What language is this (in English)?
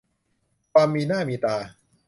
Thai